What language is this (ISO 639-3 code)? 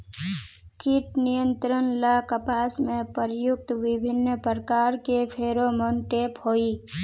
mag